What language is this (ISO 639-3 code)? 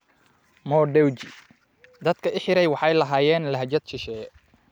som